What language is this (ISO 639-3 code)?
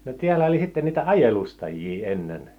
fin